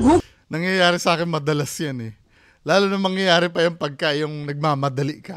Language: Filipino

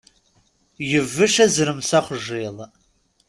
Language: Kabyle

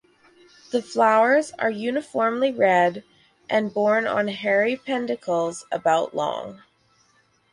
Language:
English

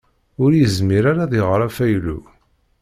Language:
Kabyle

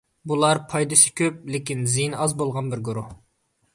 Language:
Uyghur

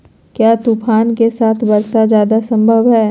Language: Magahi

